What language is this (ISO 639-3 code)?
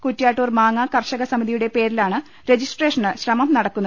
mal